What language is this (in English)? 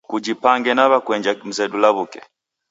Taita